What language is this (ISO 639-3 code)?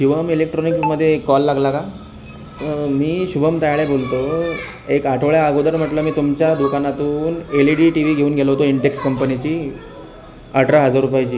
mar